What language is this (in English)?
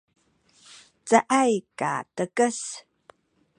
Sakizaya